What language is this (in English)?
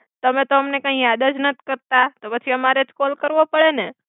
Gujarati